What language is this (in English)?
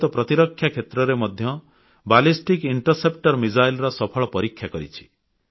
Odia